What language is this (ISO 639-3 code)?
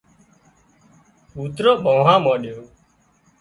kxp